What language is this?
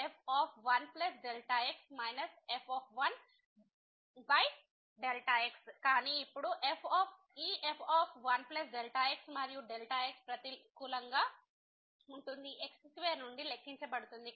Telugu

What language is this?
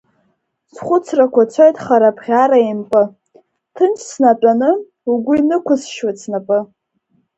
Abkhazian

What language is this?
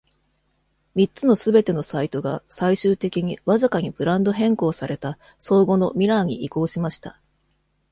Japanese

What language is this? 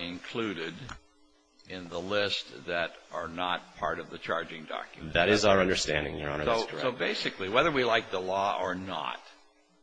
English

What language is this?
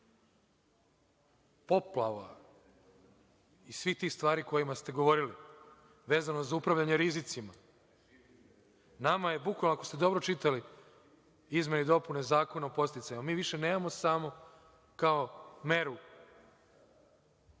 Serbian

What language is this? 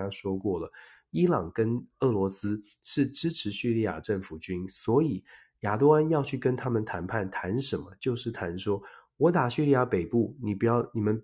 Chinese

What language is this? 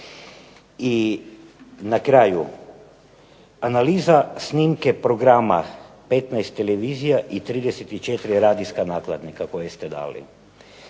Croatian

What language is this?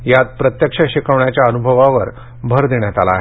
Marathi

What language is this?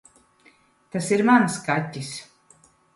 Latvian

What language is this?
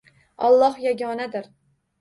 Uzbek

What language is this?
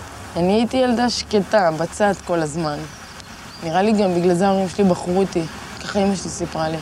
Hebrew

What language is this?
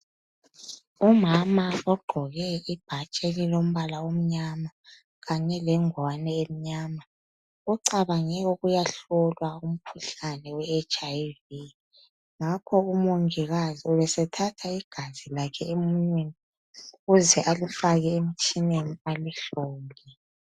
North Ndebele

